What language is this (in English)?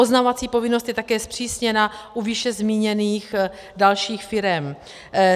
Czech